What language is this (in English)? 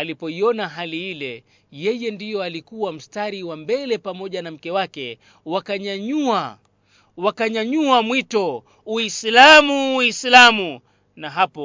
Swahili